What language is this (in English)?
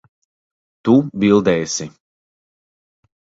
Latvian